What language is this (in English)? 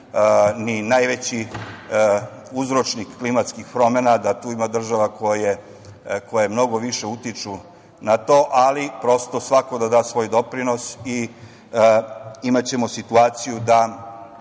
Serbian